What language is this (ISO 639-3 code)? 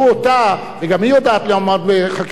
heb